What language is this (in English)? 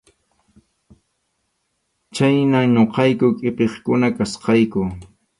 Arequipa-La Unión Quechua